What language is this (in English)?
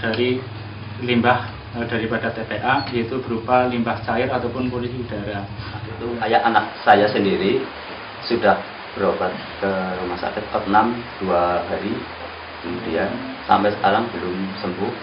Indonesian